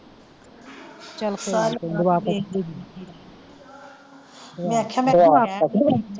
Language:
Punjabi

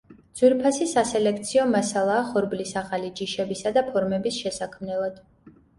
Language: Georgian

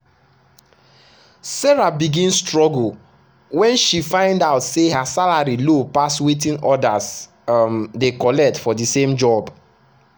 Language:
Nigerian Pidgin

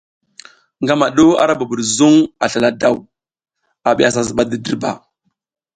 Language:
South Giziga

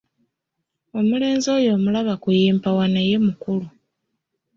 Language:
Ganda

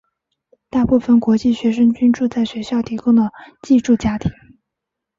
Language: Chinese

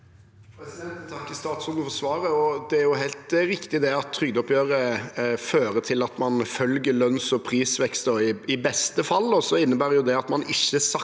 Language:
Norwegian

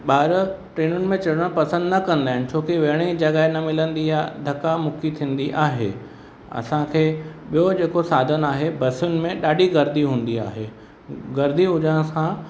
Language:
Sindhi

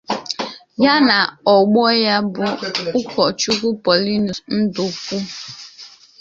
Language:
Igbo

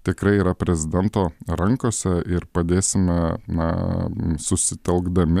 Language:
Lithuanian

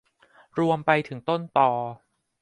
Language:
Thai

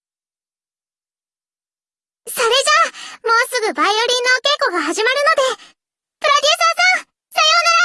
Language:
Japanese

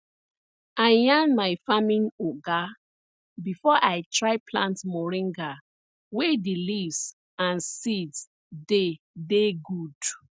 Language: Nigerian Pidgin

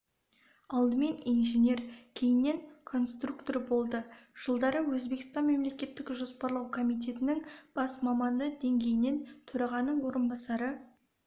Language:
Kazakh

